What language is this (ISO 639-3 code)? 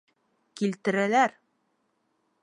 bak